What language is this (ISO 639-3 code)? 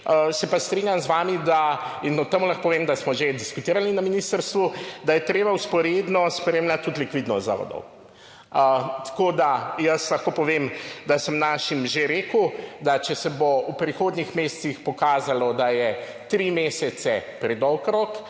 slv